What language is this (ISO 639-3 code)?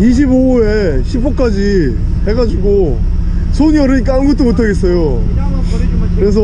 kor